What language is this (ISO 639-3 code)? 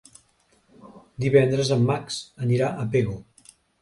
cat